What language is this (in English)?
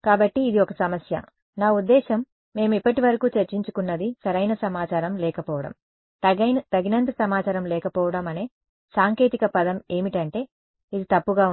Telugu